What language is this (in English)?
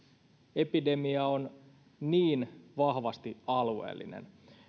Finnish